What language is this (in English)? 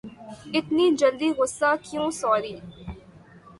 Urdu